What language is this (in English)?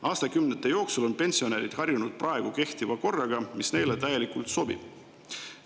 Estonian